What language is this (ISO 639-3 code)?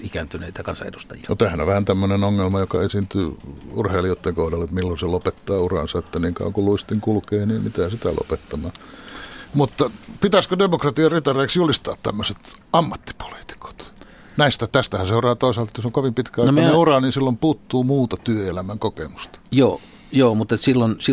fin